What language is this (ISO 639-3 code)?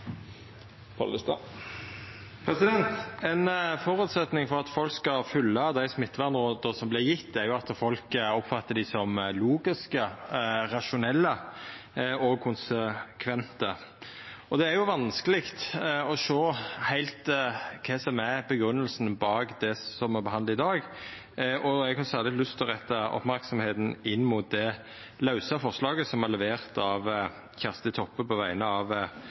nor